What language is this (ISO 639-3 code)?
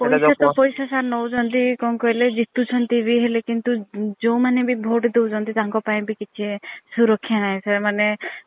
ori